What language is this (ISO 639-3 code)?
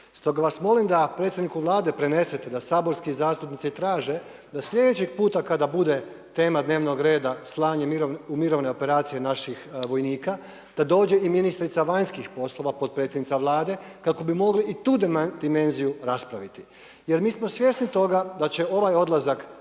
hrv